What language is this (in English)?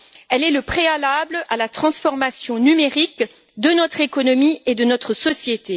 French